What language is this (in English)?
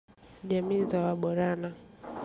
Swahili